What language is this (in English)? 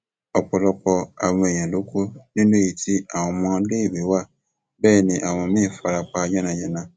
Yoruba